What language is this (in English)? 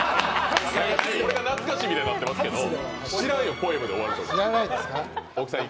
Japanese